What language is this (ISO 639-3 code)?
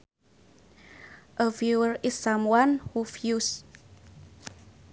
sun